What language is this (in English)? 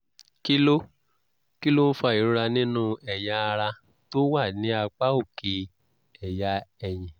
Yoruba